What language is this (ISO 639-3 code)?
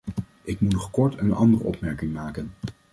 nld